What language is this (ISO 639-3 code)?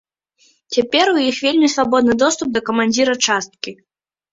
bel